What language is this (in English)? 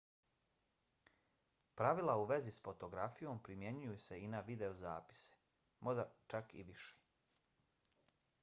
Bosnian